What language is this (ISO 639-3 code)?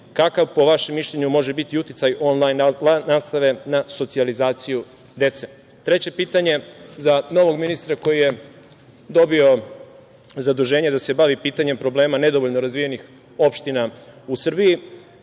srp